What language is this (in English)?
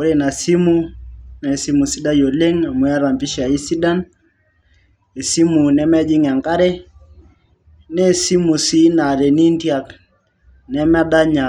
Masai